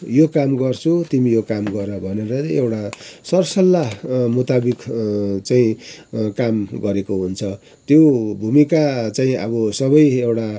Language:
Nepali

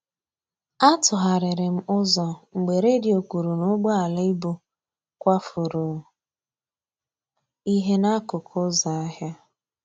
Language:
Igbo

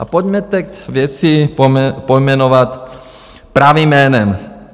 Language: Czech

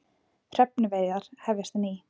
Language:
Icelandic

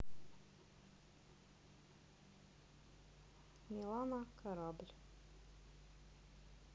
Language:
Russian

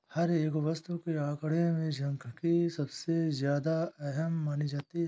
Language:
Hindi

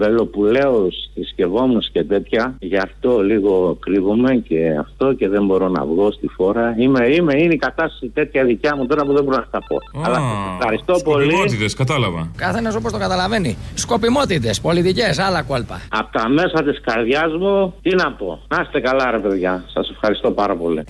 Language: Greek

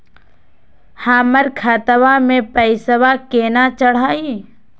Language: Magahi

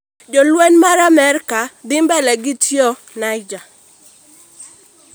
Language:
Luo (Kenya and Tanzania)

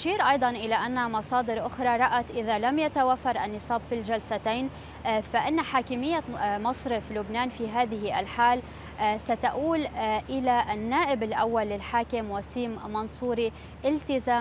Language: Arabic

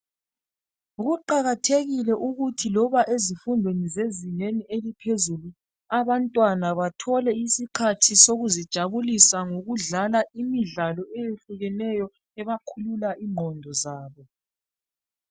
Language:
North Ndebele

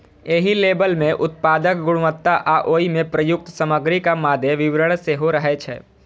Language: Maithili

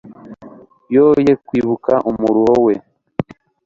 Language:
Kinyarwanda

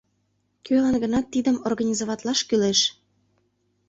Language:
Mari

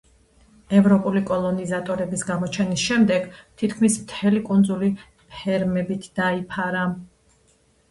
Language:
Georgian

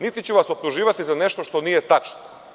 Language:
Serbian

